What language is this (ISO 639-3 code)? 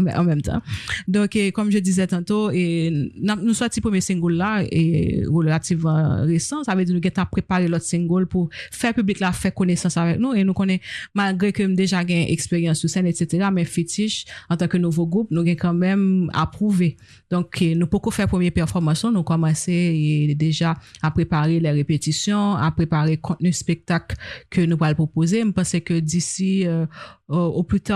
fra